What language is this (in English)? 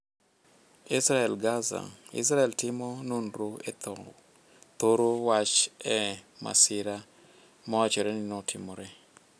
Luo (Kenya and Tanzania)